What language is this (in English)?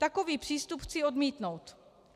Czech